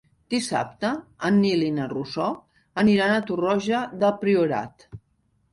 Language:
Catalan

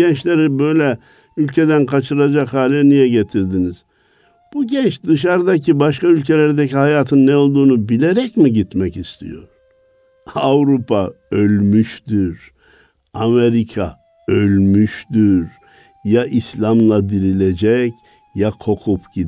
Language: Turkish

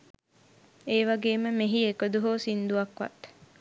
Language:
Sinhala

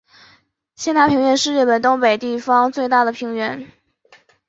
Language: Chinese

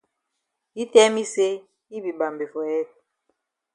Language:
Cameroon Pidgin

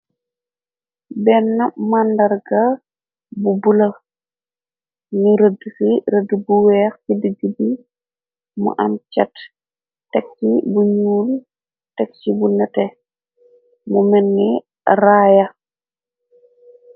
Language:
Wolof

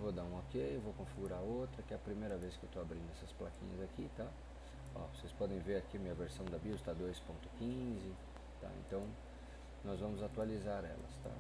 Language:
Portuguese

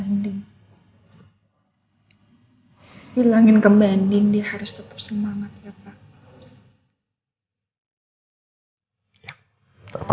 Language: Indonesian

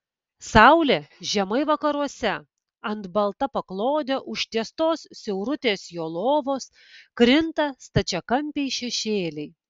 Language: Lithuanian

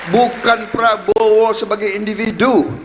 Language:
Indonesian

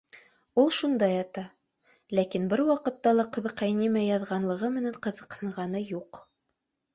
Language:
Bashkir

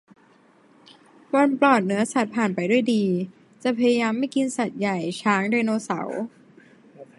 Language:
Thai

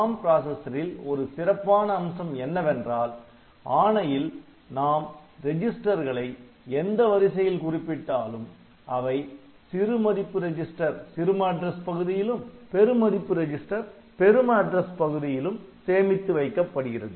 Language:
Tamil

